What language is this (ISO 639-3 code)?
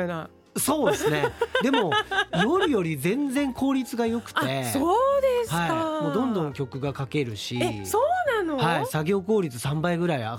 jpn